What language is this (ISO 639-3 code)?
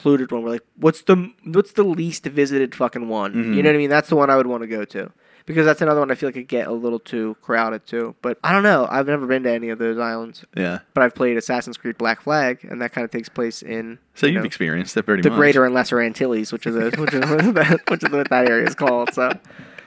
eng